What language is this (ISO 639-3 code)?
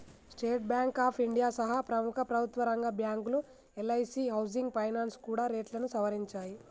tel